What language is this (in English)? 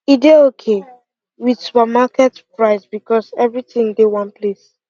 Nigerian Pidgin